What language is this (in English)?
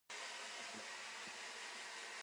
Min Nan Chinese